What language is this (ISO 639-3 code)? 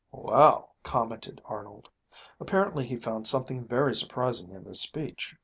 eng